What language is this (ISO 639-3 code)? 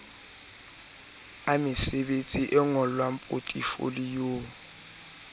sot